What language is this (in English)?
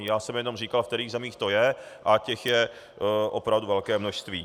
Czech